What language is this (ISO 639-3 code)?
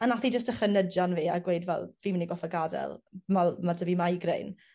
cym